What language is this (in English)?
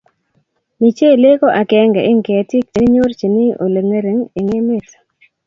Kalenjin